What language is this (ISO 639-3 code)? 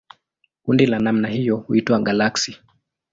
swa